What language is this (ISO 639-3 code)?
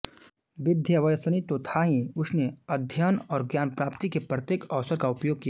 hin